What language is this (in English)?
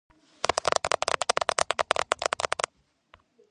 Georgian